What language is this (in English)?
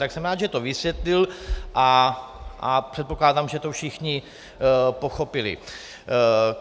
Czech